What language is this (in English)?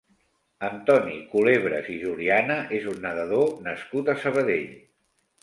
Catalan